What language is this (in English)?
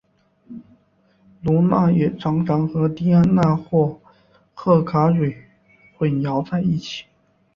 Chinese